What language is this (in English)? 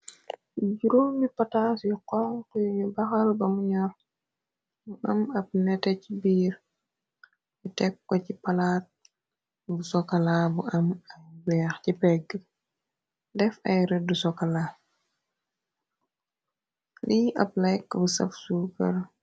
Wolof